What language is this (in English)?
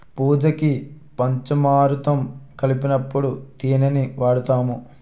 Telugu